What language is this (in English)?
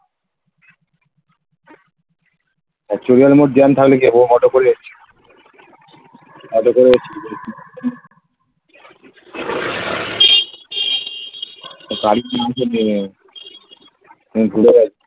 Bangla